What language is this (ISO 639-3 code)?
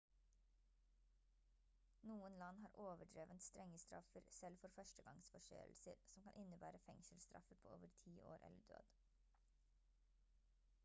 nob